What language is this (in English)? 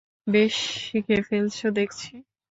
Bangla